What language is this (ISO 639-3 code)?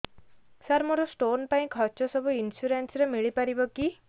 ori